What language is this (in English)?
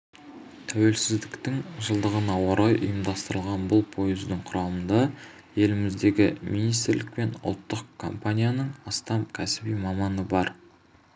Kazakh